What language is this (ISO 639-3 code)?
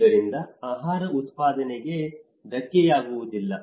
kan